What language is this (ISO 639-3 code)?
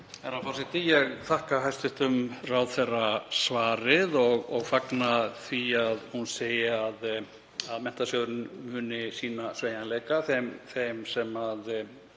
isl